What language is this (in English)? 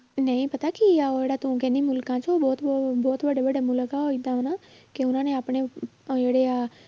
Punjabi